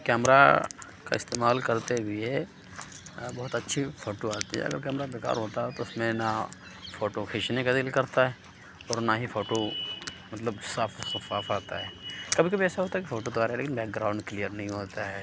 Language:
Urdu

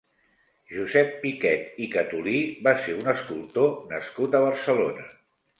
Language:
Catalan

